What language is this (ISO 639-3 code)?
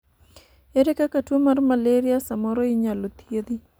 luo